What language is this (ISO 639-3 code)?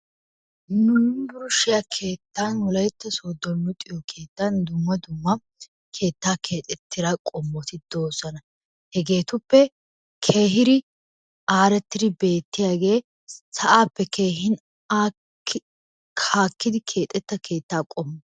wal